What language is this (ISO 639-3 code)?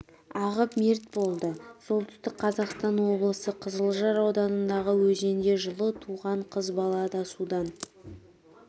kaz